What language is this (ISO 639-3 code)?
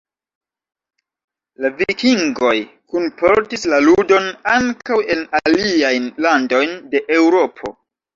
epo